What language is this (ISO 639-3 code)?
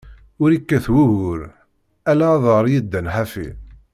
kab